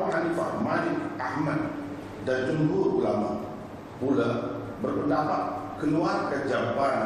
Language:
Malay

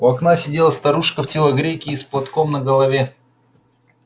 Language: Russian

